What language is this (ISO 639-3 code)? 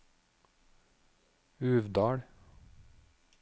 nor